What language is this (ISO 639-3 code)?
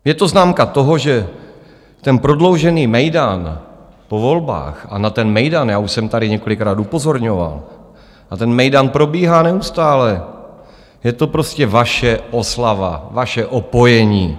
ces